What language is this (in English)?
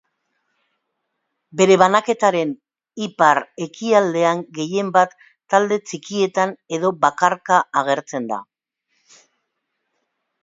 Basque